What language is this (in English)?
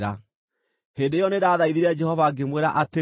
Kikuyu